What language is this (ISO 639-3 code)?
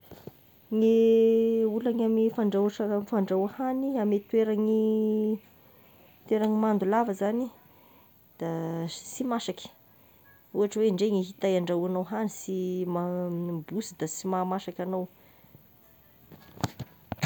tkg